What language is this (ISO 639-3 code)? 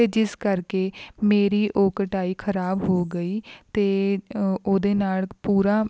pan